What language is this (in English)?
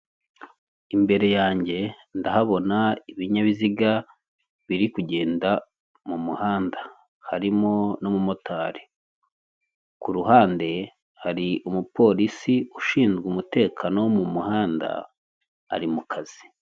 Kinyarwanda